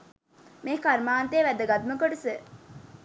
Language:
Sinhala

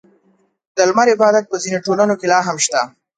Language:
Pashto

